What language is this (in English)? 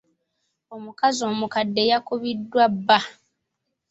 Ganda